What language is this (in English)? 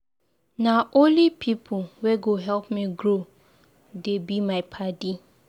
Nigerian Pidgin